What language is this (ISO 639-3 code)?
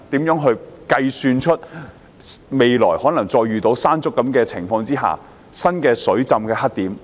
yue